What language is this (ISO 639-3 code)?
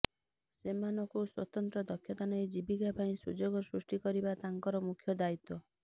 ori